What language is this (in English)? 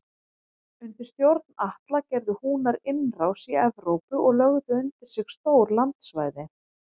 Icelandic